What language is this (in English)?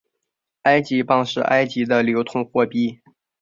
Chinese